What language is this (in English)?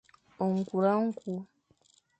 Fang